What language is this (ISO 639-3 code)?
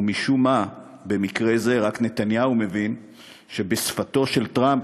heb